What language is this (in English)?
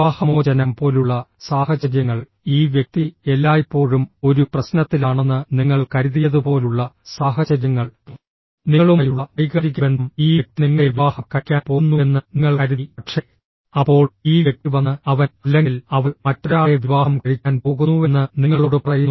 Malayalam